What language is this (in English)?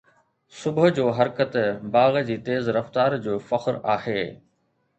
Sindhi